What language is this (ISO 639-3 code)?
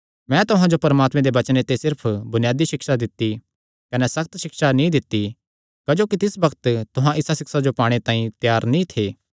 xnr